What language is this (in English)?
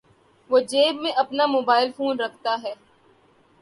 Urdu